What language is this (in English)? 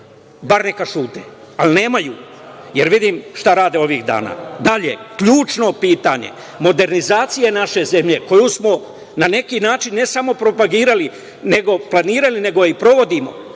Serbian